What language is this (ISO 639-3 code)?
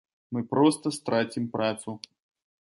bel